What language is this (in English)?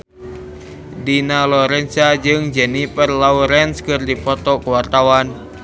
Sundanese